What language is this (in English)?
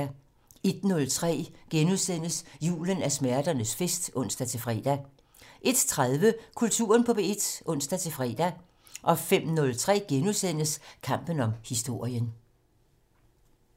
Danish